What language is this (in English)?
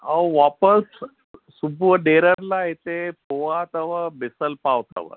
Sindhi